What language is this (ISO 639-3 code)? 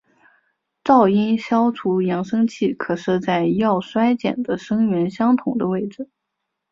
zho